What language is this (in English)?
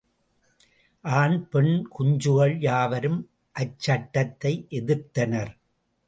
Tamil